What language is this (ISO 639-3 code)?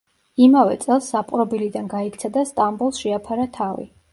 kat